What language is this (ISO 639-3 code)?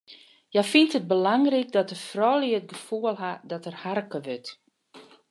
fry